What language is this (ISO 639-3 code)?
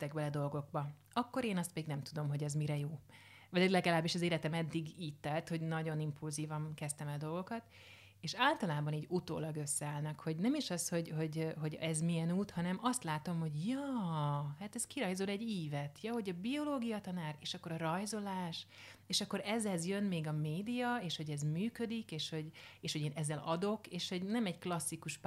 hun